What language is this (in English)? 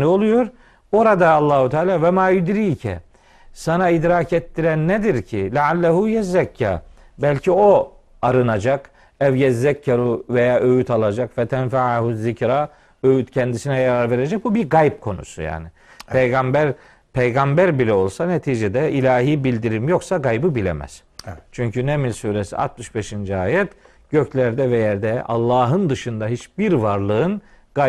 Turkish